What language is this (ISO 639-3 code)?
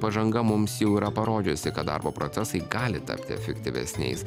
lit